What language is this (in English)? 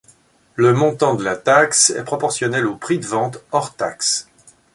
French